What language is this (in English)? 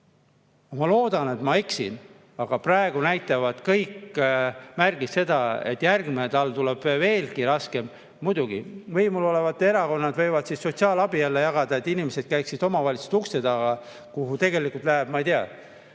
Estonian